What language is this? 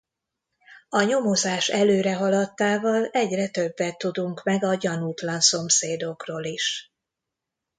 Hungarian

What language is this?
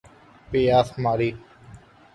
Urdu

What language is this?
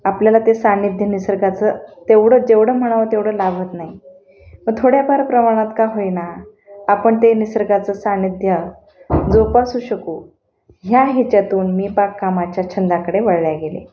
Marathi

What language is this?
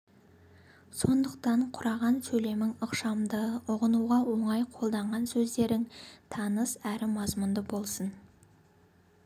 Kazakh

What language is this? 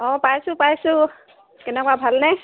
Assamese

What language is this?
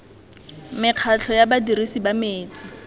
Tswana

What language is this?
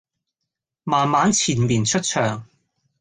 Cantonese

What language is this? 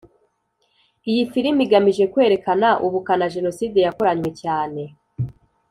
Kinyarwanda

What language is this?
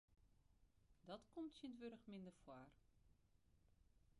Western Frisian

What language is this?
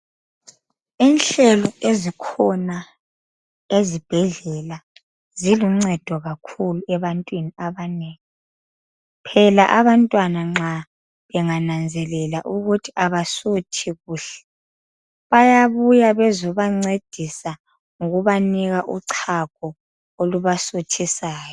North Ndebele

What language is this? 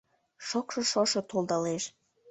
Mari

